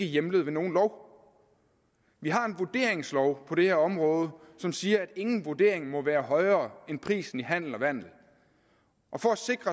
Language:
Danish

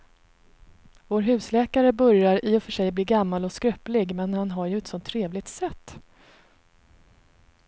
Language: Swedish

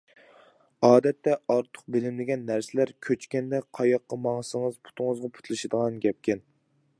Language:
Uyghur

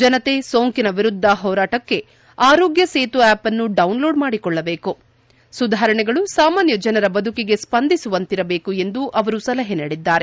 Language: Kannada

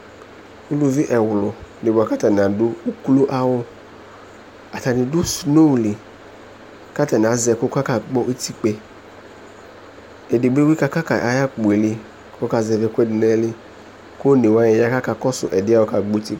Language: Ikposo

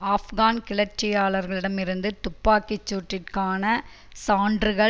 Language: Tamil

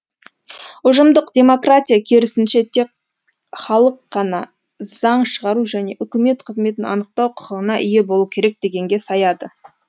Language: Kazakh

